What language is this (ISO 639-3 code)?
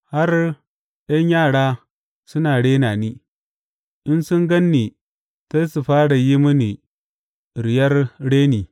hau